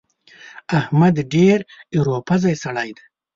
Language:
Pashto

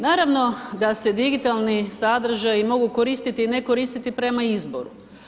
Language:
Croatian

